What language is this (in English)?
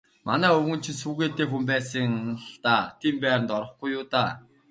Mongolian